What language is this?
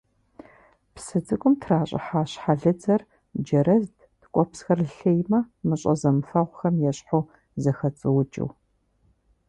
Kabardian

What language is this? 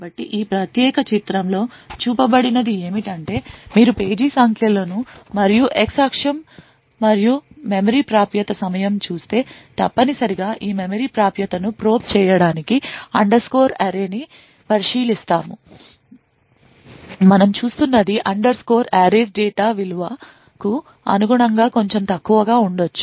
Telugu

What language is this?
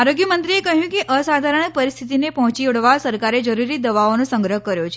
Gujarati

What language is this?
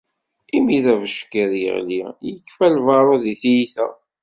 Kabyle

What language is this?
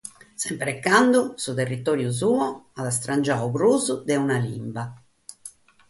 Sardinian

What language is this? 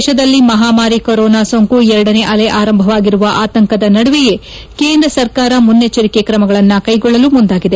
Kannada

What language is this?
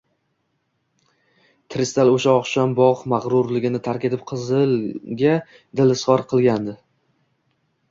Uzbek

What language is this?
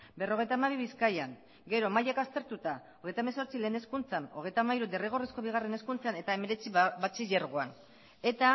Basque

